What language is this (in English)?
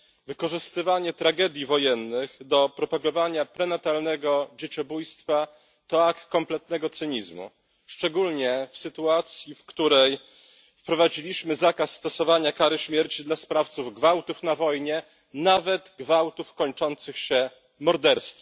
Polish